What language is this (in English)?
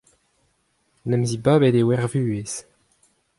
Breton